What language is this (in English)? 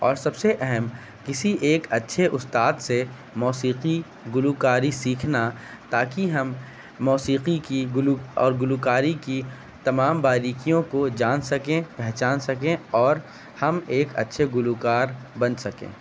Urdu